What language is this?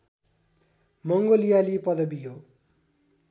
Nepali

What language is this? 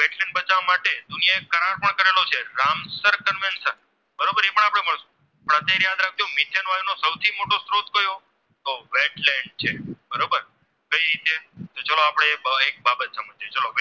Gujarati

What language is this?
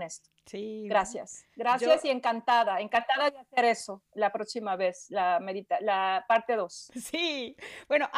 Spanish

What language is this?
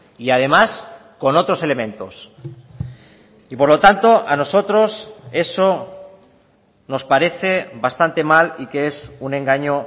Spanish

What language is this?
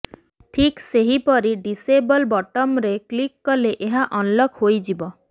Odia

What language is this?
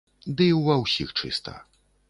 Belarusian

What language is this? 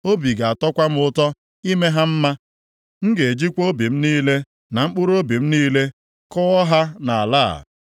Igbo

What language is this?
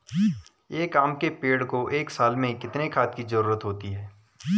Hindi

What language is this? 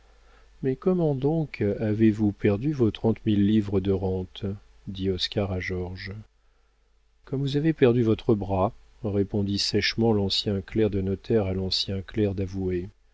French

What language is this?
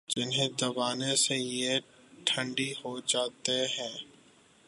Urdu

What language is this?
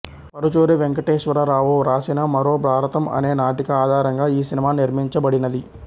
Telugu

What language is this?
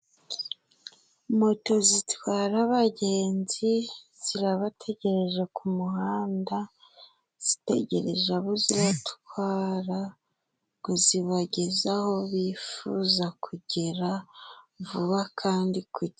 Kinyarwanda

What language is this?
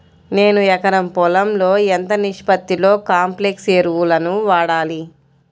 Telugu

